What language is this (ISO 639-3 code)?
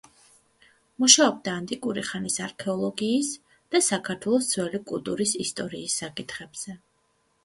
kat